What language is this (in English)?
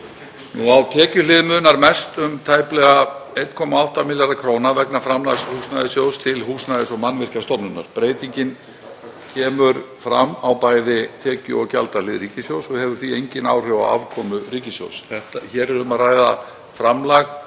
Icelandic